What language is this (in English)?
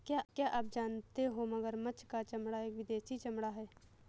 Hindi